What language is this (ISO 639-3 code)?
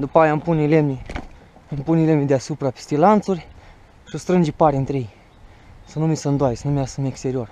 ron